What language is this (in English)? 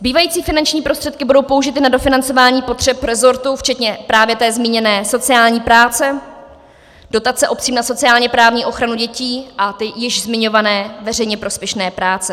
Czech